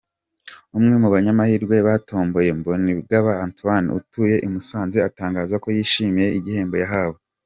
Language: Kinyarwanda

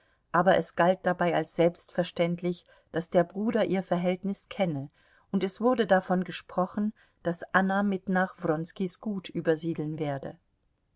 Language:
German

